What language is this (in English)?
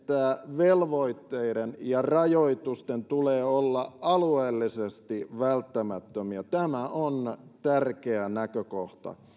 Finnish